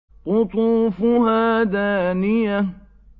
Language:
Arabic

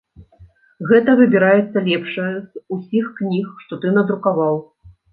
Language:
Belarusian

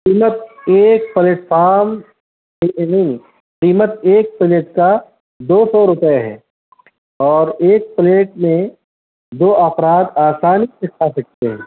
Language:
Urdu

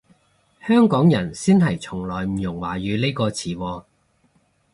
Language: Cantonese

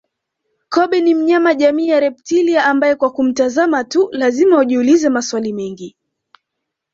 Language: Swahili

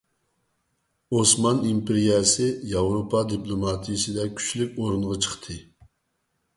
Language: Uyghur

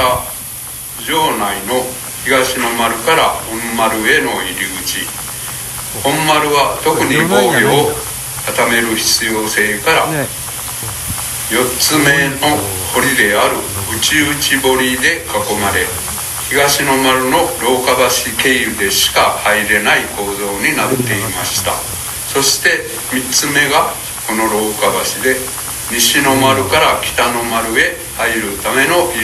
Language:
Japanese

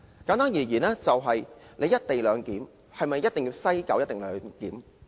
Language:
Cantonese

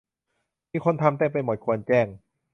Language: Thai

